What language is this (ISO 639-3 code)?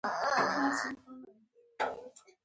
pus